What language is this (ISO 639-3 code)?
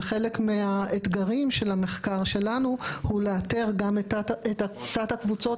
heb